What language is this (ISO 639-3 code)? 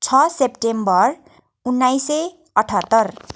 nep